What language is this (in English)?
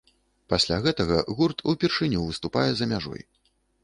Belarusian